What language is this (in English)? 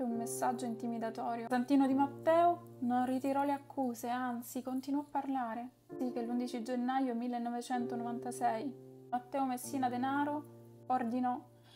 Italian